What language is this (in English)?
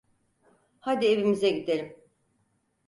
Turkish